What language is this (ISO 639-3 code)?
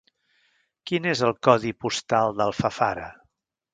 cat